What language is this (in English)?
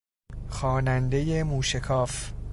Persian